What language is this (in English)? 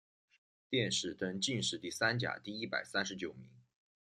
Chinese